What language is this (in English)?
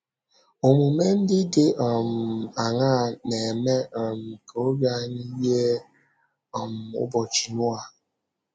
Igbo